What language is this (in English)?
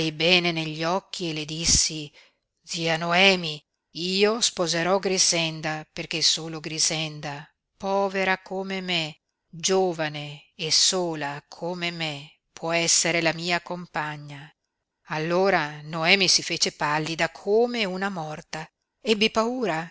Italian